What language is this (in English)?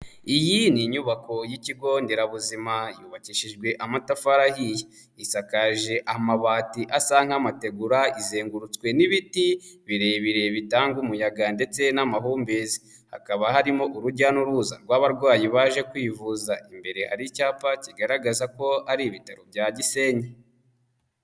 Kinyarwanda